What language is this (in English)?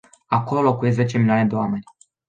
Romanian